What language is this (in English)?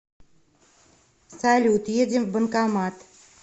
Russian